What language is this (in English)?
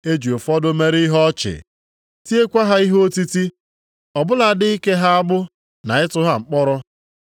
Igbo